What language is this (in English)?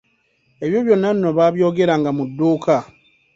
Ganda